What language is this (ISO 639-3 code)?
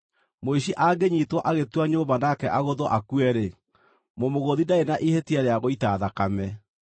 kik